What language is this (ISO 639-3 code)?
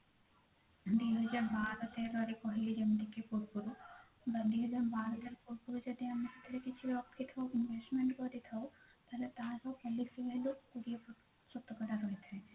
ori